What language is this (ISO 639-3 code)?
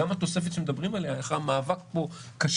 heb